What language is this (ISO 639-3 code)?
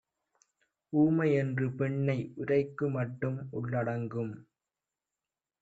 tam